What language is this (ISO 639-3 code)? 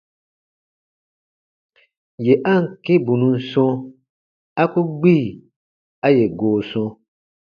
bba